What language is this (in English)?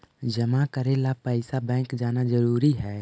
Magahi